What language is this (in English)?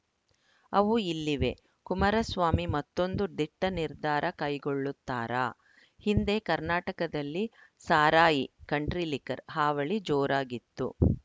Kannada